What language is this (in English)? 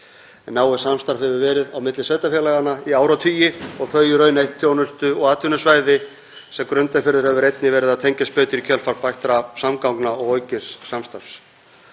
Icelandic